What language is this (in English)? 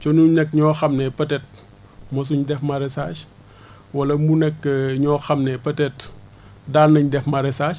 Wolof